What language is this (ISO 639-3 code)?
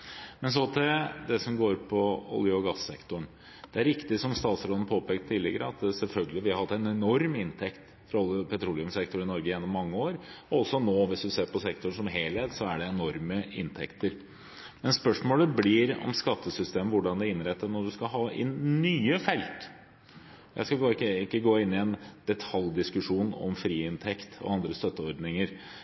nob